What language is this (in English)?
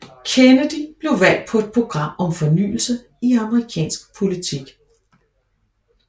Danish